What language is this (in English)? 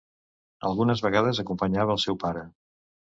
Catalan